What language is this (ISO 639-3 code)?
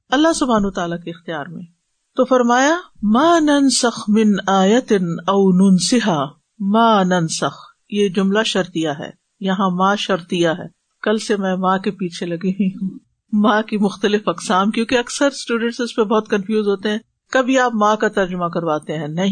urd